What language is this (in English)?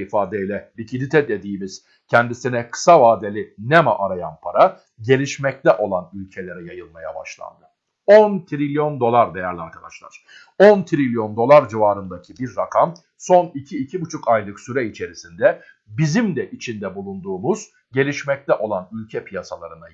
Turkish